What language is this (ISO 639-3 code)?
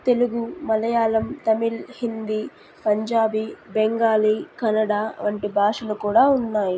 tel